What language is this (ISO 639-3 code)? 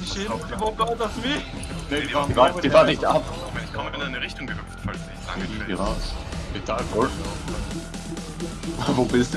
deu